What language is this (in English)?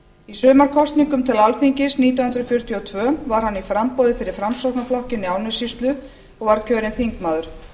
Icelandic